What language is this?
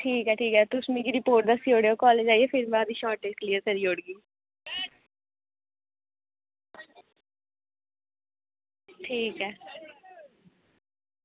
Dogri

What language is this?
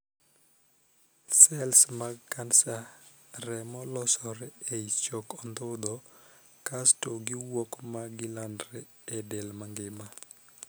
Luo (Kenya and Tanzania)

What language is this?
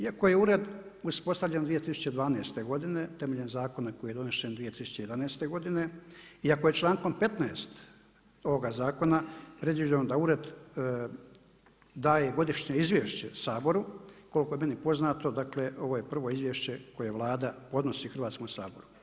Croatian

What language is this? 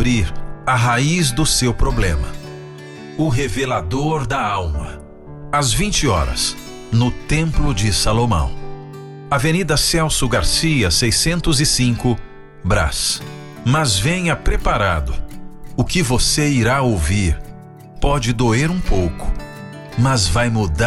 Portuguese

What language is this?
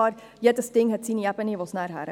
Swiss German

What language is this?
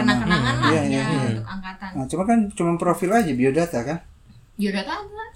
Indonesian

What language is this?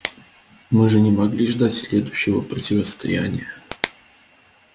Russian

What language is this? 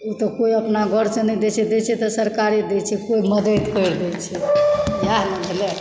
Maithili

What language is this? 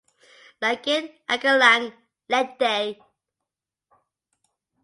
English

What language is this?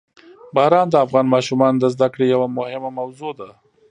Pashto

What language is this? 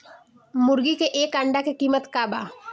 Bhojpuri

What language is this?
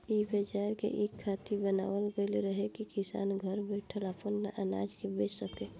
Bhojpuri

